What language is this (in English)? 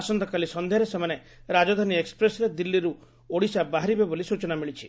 Odia